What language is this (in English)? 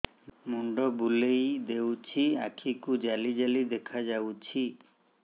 Odia